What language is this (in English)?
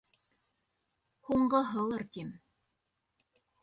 Bashkir